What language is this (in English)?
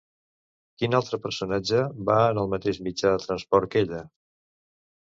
Catalan